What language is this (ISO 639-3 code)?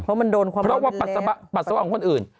tha